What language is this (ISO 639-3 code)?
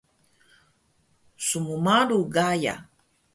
trv